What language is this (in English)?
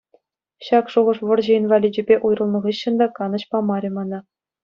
Chuvash